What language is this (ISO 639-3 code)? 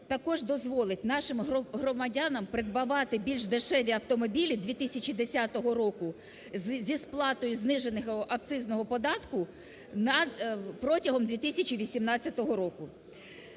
ukr